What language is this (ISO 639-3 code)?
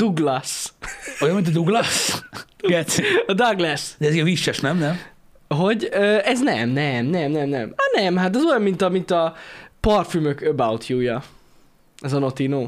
hun